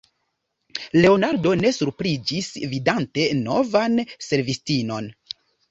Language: Esperanto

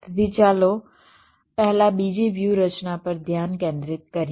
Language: Gujarati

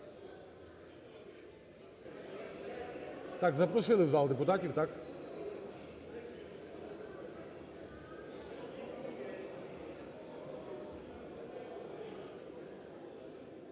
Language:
Ukrainian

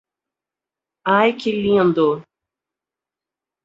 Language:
Portuguese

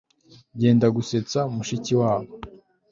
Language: Kinyarwanda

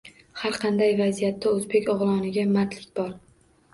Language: Uzbek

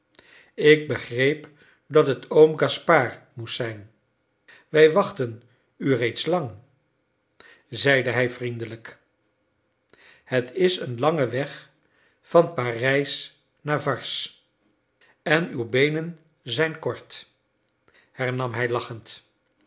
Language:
Dutch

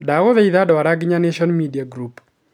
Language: Kikuyu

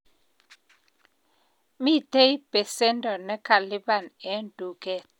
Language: Kalenjin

